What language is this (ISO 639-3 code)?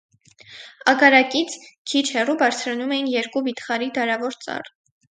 hye